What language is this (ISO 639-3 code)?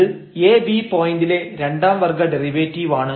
mal